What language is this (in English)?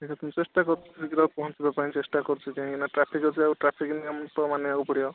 Odia